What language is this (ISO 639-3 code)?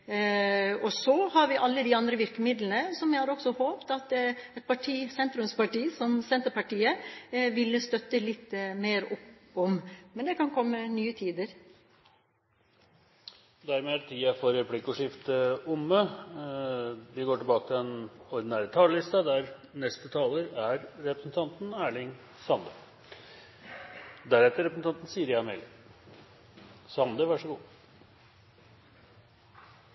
nor